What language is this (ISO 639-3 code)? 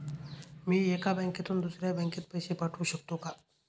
mar